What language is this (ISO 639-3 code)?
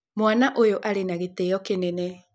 kik